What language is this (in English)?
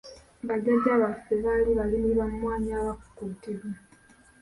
Ganda